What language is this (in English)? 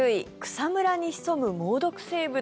Japanese